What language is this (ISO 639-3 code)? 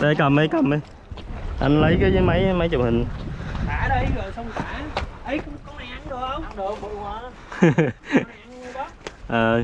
vie